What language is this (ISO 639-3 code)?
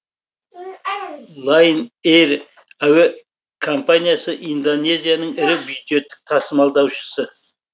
kaz